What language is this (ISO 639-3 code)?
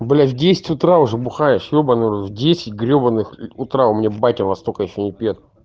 rus